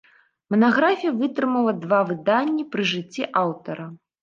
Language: Belarusian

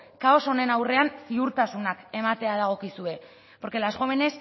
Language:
Basque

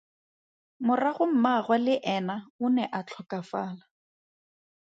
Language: Tswana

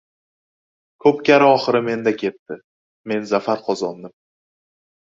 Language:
Uzbek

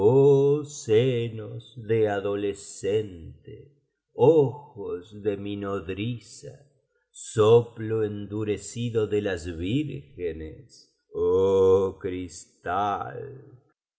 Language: Spanish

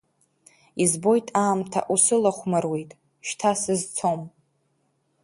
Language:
Abkhazian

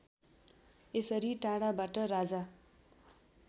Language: Nepali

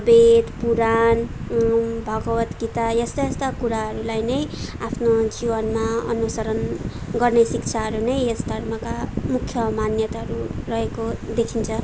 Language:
Nepali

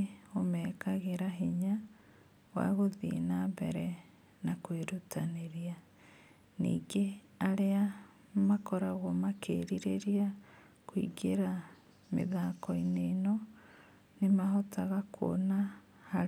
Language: Kikuyu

